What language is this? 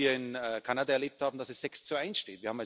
German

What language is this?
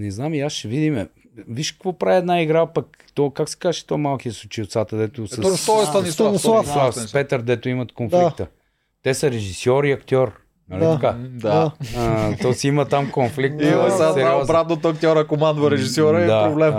Bulgarian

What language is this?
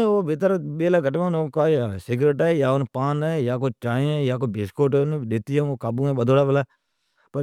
Od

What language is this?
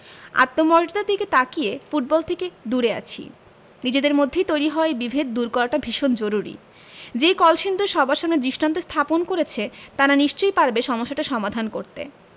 Bangla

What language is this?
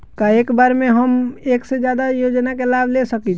Bhojpuri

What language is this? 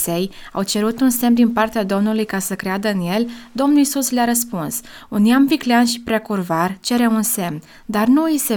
Romanian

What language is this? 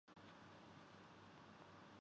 Urdu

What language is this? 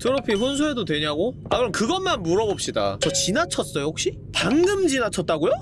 Korean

